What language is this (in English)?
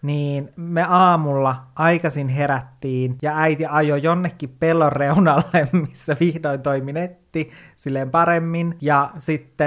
Finnish